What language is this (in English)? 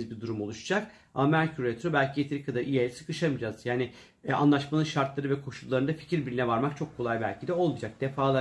Turkish